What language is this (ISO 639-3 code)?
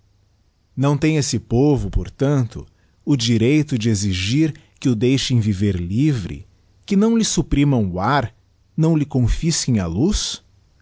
por